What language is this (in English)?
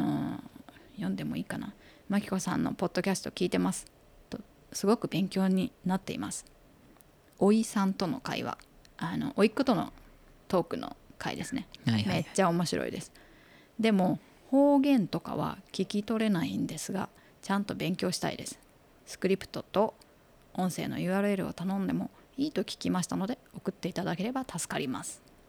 Japanese